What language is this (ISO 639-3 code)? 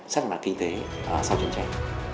vie